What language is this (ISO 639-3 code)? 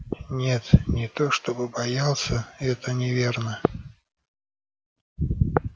rus